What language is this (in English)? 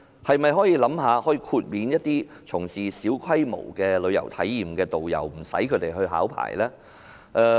Cantonese